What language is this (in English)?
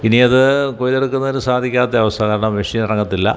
Malayalam